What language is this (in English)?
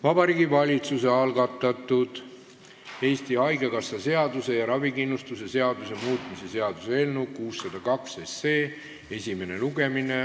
Estonian